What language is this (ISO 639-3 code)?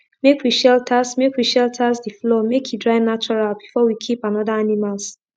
pcm